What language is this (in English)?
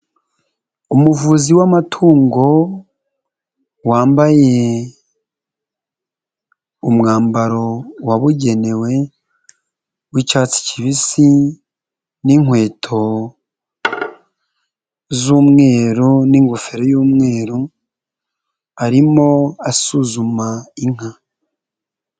Kinyarwanda